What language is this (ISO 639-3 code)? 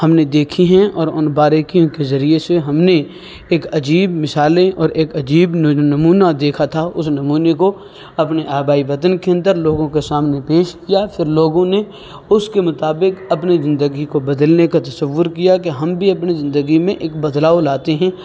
urd